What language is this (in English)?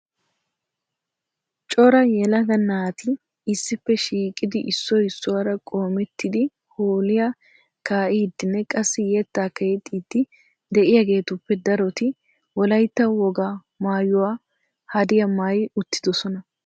Wolaytta